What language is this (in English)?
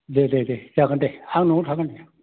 Bodo